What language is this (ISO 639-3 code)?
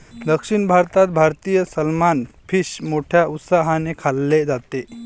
mar